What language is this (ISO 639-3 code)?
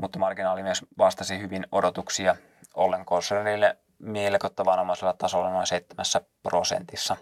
fin